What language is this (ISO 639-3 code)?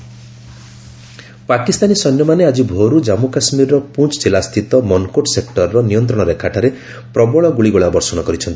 ori